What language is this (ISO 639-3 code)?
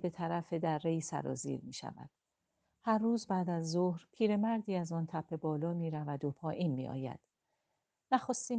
fas